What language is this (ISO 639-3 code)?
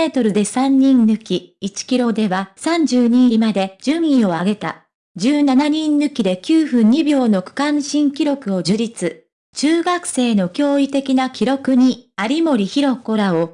jpn